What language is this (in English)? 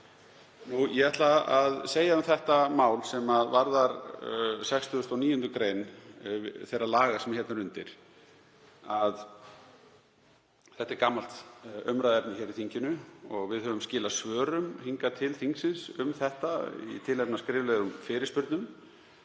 Icelandic